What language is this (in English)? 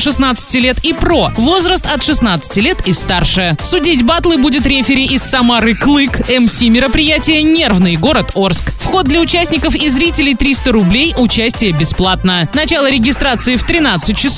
Russian